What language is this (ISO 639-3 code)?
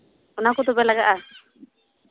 sat